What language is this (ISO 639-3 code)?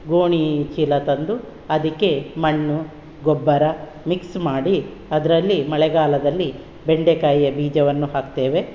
kan